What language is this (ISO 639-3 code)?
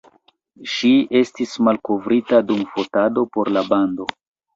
epo